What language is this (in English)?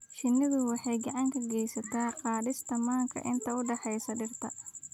Somali